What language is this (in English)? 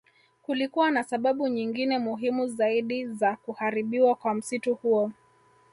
Swahili